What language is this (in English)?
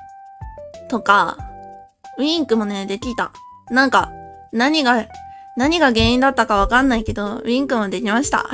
Japanese